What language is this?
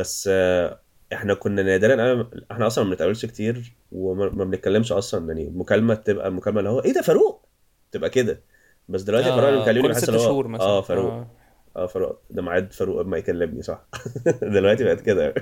Arabic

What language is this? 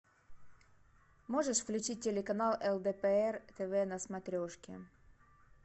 Russian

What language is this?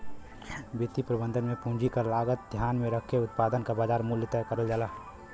Bhojpuri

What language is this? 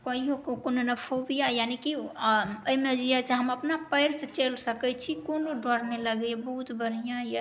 Maithili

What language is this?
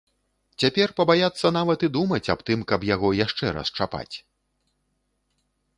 Belarusian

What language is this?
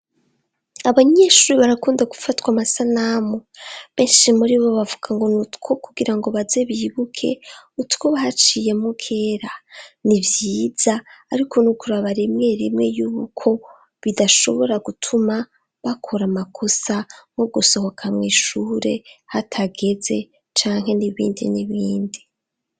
Rundi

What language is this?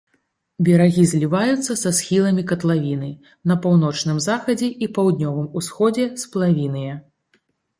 Belarusian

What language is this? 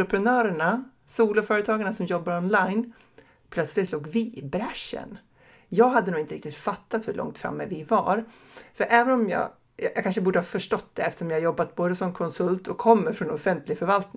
Swedish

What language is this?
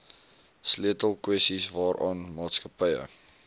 Afrikaans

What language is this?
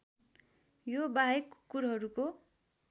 Nepali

